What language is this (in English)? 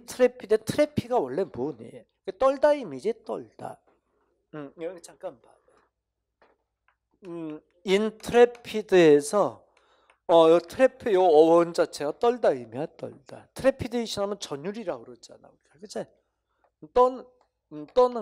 Korean